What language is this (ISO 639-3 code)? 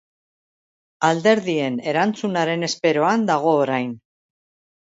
eus